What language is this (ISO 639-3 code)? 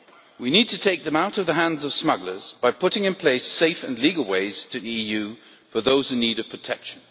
eng